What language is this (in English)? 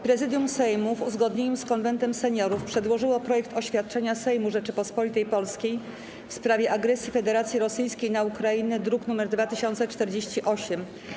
Polish